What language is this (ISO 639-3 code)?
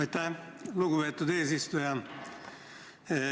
est